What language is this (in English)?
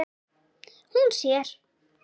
Icelandic